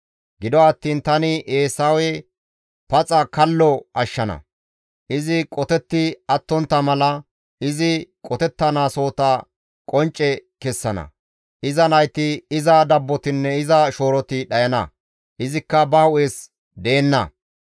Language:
Gamo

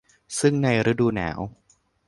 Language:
Thai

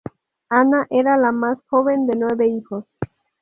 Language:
Spanish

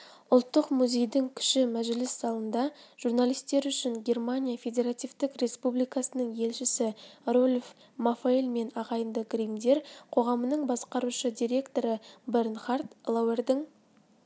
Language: Kazakh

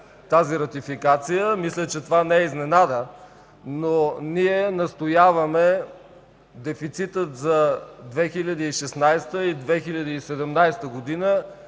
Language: Bulgarian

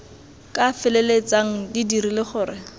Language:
Tswana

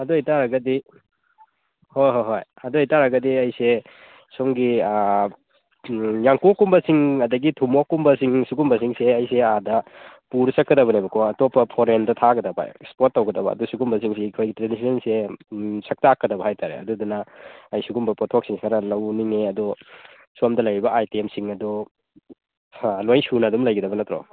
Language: Manipuri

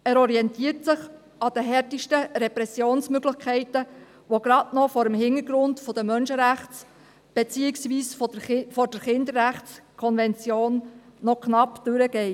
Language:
Swiss German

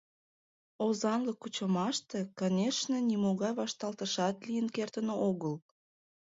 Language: Mari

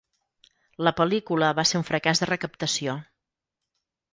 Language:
Catalan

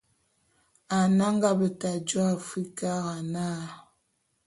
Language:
Bulu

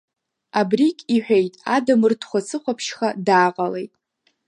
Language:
Abkhazian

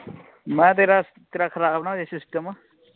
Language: Punjabi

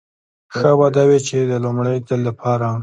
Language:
Pashto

